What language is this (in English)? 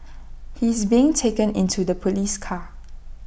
English